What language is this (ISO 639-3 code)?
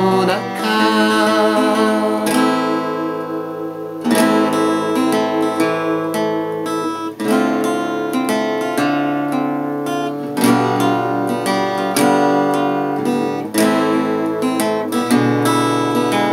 jpn